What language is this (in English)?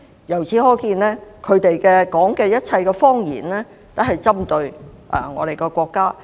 Cantonese